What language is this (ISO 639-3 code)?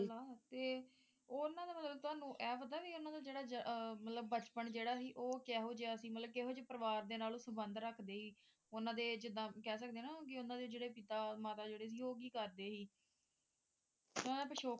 pan